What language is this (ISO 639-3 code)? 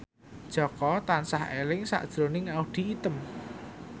jav